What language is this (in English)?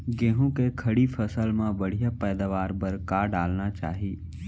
Chhattisgarhi